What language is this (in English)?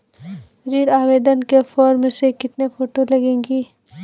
Hindi